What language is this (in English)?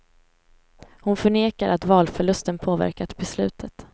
Swedish